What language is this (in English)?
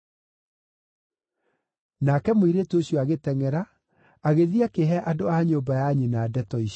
Kikuyu